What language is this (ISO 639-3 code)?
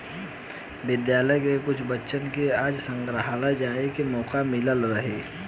bho